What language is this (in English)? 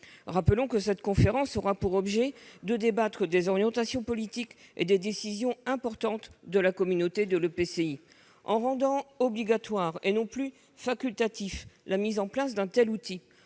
French